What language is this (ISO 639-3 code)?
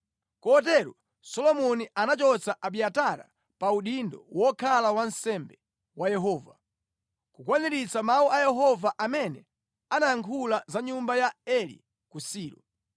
nya